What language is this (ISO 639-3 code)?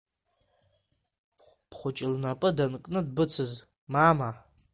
abk